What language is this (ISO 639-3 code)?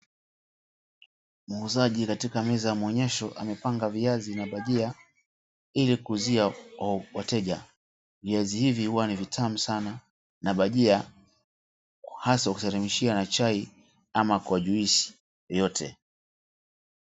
swa